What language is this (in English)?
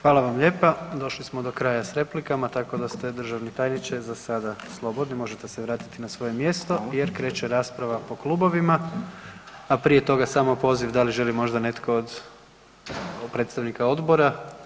Croatian